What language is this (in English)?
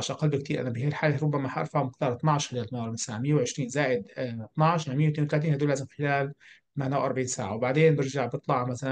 Arabic